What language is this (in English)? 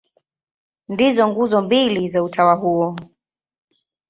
Swahili